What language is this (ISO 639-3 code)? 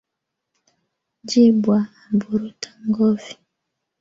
swa